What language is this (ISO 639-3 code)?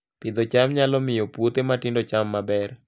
luo